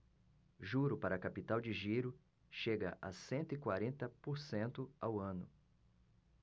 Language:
Portuguese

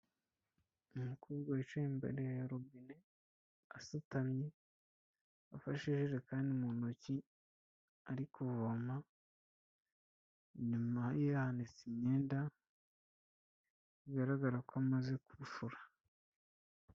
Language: Kinyarwanda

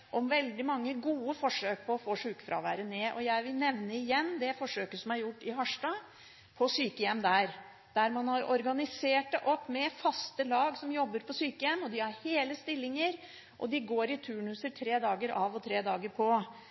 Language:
Norwegian Bokmål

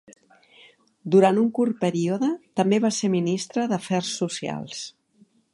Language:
Catalan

